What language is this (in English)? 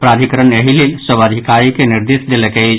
Maithili